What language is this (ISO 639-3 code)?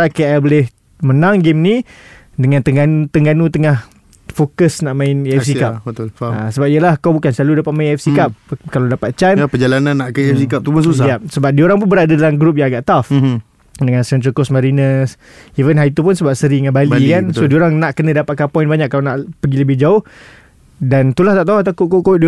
msa